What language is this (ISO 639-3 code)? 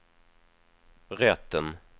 swe